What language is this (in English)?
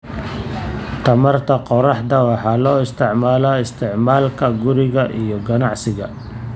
Somali